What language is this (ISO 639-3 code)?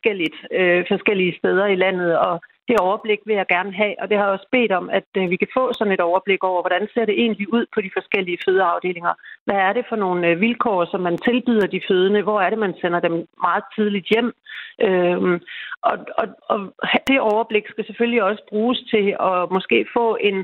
dan